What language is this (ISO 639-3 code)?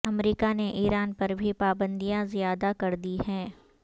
urd